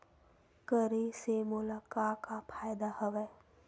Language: Chhattisgarhi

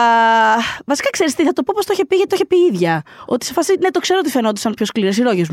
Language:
Greek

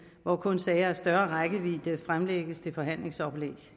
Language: Danish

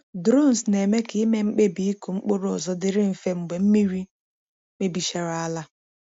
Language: Igbo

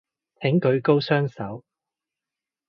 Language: Cantonese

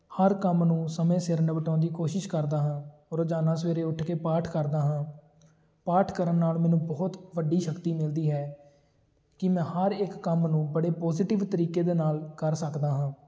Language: Punjabi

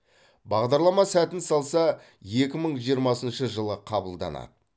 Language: Kazakh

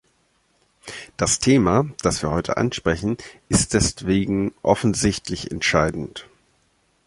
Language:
German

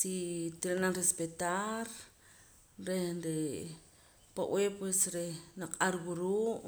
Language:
Poqomam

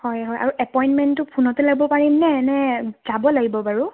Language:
Assamese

